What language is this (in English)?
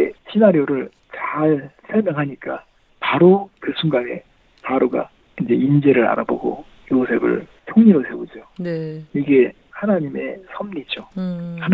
Korean